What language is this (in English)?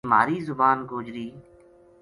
Gujari